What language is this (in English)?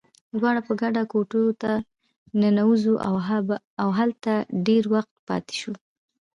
Pashto